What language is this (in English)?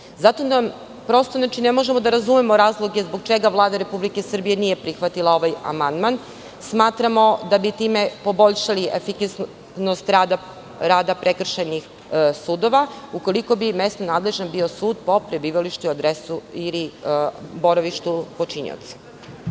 Serbian